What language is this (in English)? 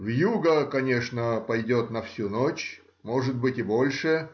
Russian